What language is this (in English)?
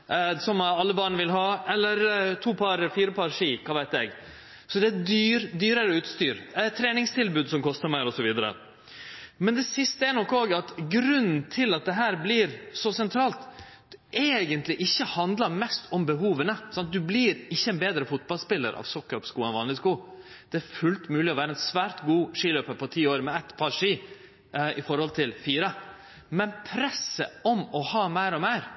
Norwegian Nynorsk